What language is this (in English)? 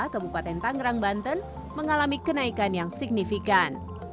Indonesian